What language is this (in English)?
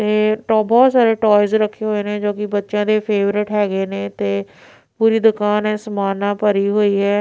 Punjabi